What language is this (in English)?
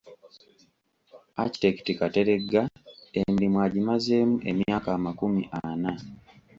Ganda